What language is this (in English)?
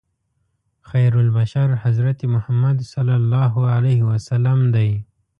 Pashto